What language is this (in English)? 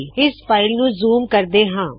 Punjabi